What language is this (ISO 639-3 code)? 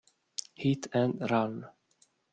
ita